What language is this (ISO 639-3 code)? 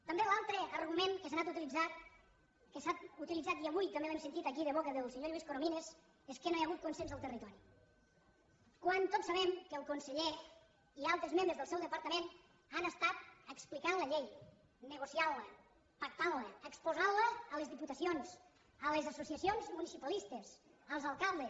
cat